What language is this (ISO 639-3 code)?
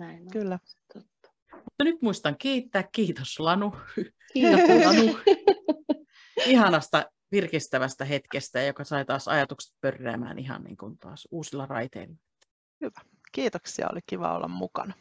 fin